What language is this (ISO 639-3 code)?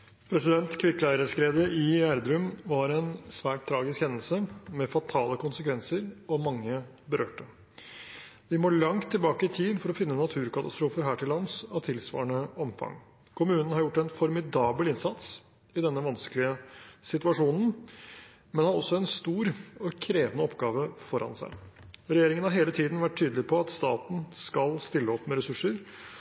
nob